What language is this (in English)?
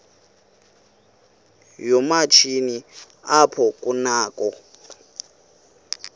Xhosa